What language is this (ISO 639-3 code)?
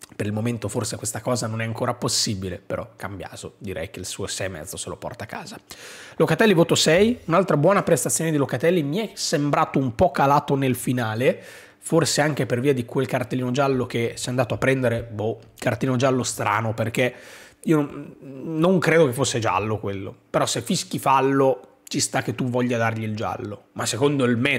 ita